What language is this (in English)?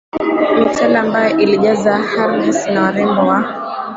Swahili